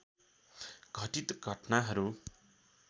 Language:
Nepali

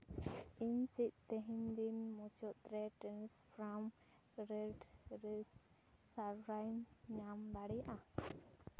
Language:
Santali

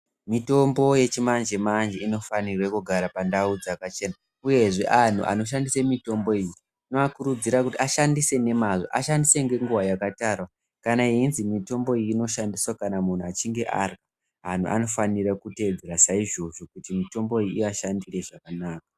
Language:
Ndau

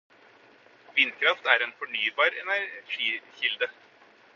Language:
Norwegian Bokmål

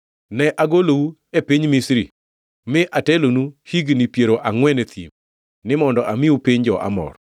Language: Luo (Kenya and Tanzania)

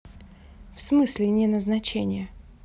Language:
Russian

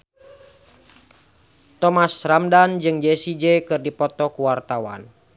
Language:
Sundanese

